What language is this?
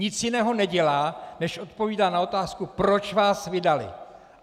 Czech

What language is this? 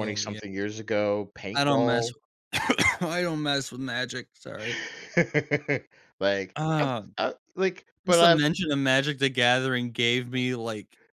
English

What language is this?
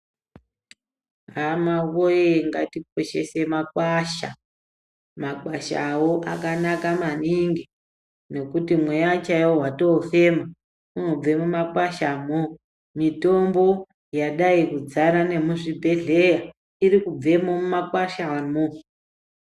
Ndau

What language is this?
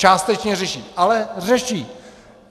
Czech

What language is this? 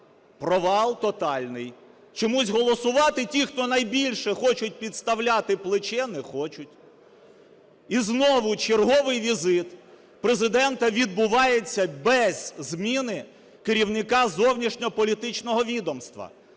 Ukrainian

